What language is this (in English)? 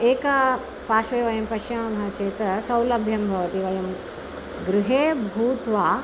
Sanskrit